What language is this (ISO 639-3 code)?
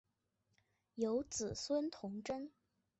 zho